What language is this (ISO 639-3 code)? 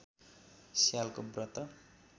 nep